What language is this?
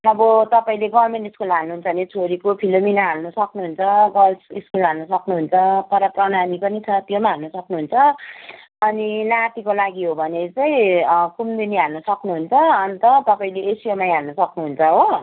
Nepali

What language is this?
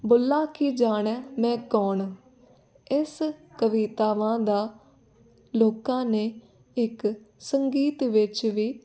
Punjabi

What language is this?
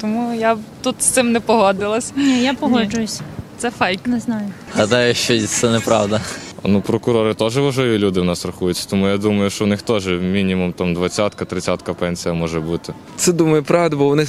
Ukrainian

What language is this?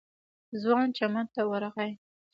Pashto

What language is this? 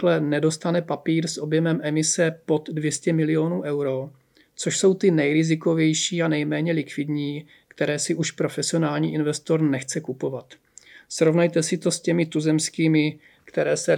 Czech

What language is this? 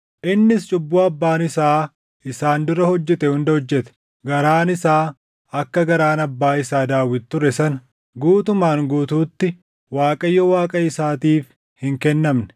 Oromo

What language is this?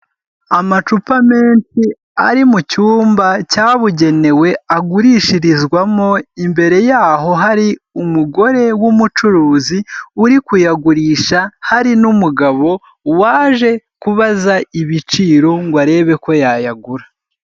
Kinyarwanda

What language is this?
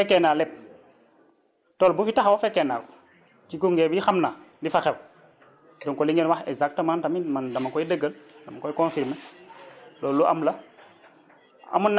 Wolof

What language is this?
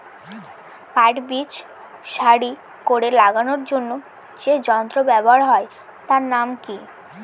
Bangla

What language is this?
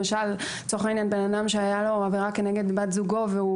Hebrew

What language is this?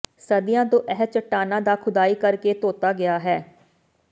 Punjabi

